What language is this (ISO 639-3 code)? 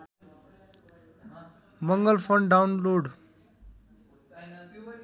nep